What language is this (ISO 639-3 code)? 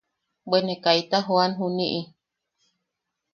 yaq